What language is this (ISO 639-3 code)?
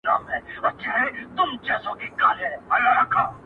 pus